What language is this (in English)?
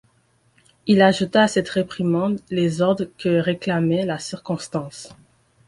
French